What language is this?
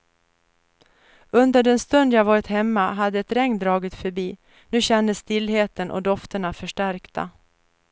Swedish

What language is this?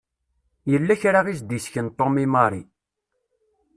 Kabyle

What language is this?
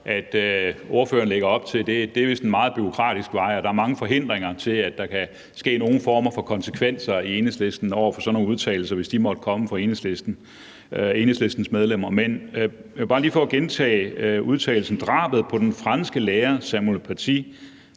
Danish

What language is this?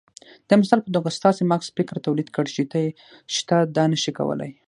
Pashto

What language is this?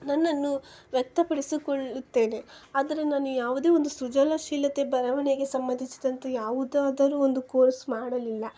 Kannada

